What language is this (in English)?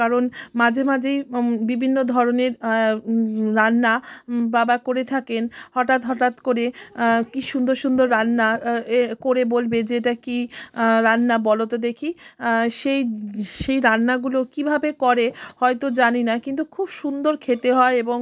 Bangla